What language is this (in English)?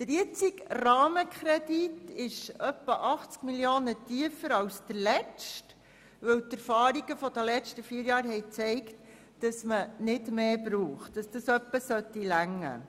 Swiss German